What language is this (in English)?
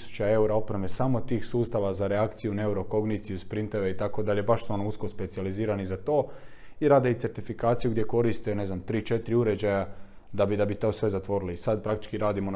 Croatian